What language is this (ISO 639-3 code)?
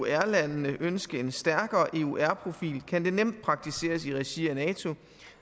dan